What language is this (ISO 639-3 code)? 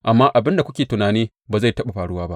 hau